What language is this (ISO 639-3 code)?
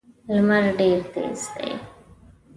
pus